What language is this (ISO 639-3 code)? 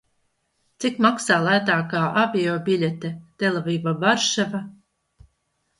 lav